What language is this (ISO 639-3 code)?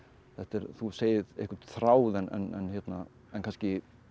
isl